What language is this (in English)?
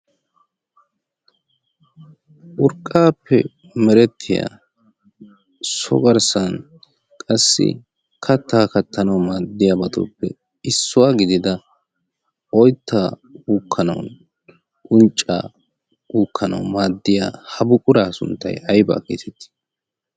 Wolaytta